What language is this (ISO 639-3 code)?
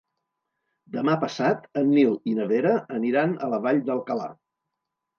cat